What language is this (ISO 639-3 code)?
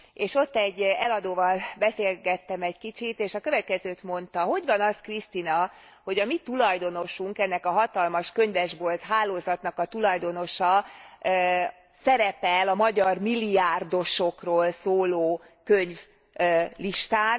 hun